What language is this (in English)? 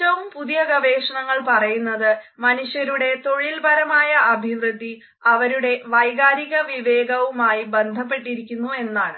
Malayalam